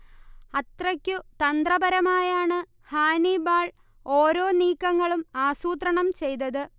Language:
Malayalam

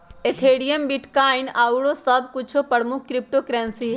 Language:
Magahi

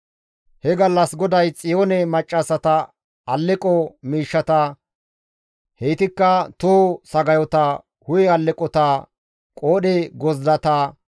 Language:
Gamo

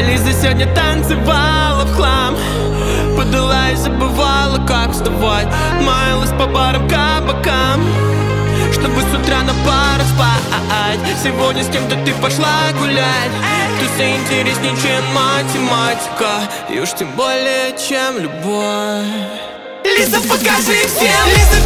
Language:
Polish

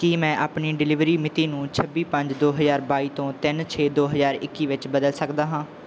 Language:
Punjabi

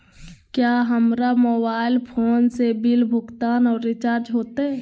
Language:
Magahi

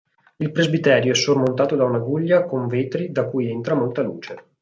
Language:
Italian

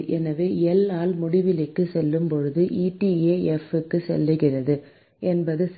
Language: Tamil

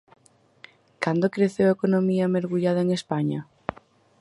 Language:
Galician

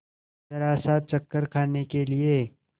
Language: Hindi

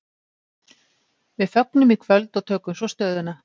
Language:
Icelandic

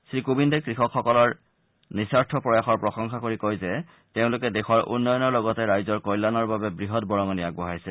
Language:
Assamese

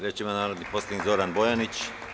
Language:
Serbian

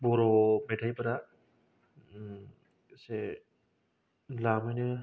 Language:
Bodo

